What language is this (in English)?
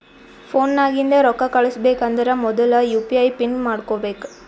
Kannada